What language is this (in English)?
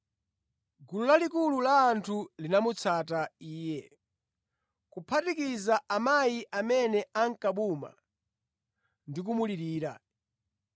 Nyanja